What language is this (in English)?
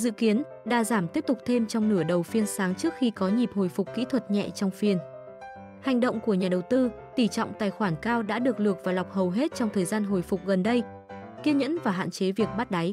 Vietnamese